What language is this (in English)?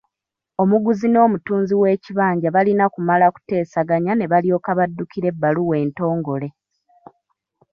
Ganda